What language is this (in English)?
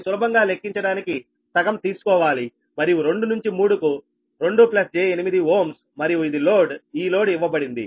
Telugu